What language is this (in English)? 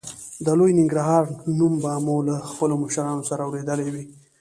Pashto